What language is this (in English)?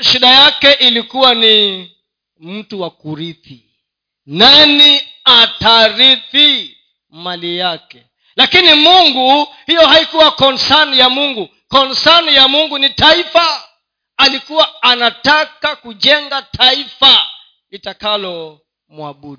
Swahili